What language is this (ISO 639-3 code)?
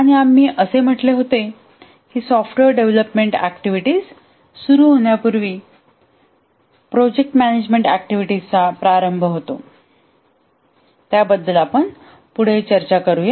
mar